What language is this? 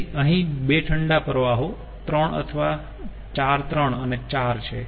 Gujarati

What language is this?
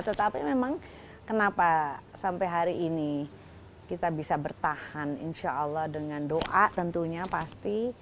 Indonesian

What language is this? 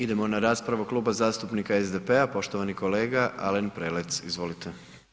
Croatian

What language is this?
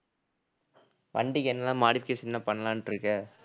Tamil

